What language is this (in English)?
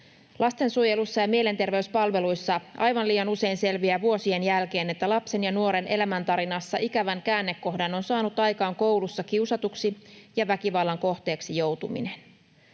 Finnish